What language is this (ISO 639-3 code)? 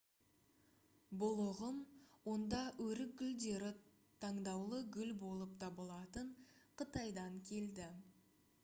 kaz